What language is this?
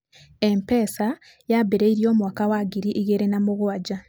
Kikuyu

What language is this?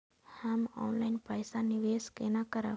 Maithili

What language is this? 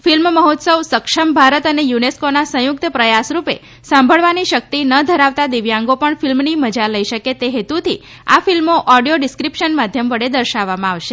Gujarati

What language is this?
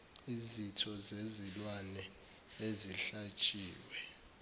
Zulu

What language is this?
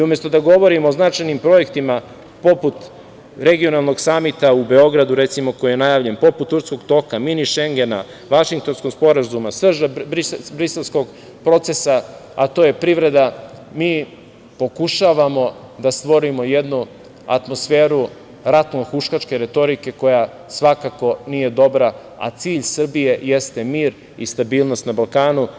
Serbian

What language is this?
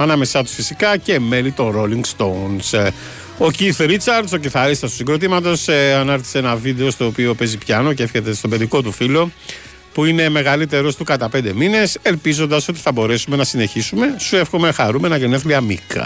Greek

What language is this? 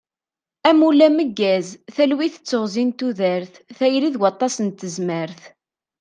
Kabyle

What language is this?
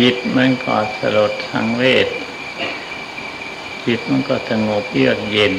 Thai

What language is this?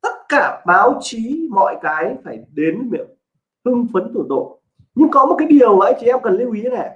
Vietnamese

